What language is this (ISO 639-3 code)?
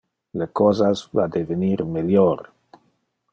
ina